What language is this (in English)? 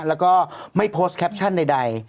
Thai